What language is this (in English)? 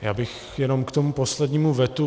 Czech